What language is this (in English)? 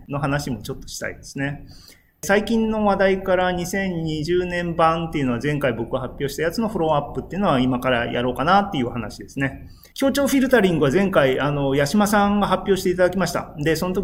Japanese